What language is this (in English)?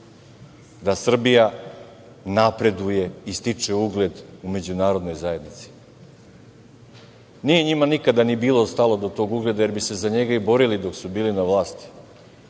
Serbian